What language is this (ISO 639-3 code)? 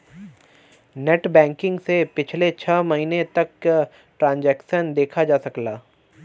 bho